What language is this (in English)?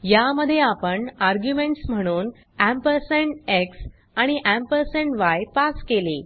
Marathi